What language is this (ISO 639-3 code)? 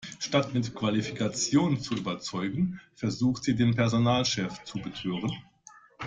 deu